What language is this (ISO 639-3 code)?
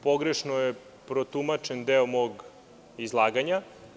srp